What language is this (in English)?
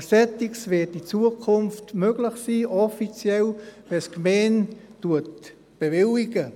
Swiss German